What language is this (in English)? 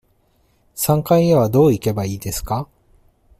Japanese